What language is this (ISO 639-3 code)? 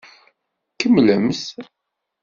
kab